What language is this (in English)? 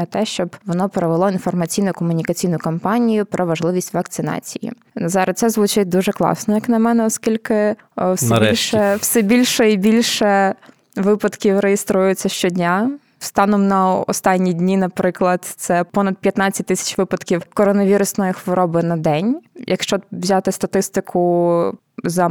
Ukrainian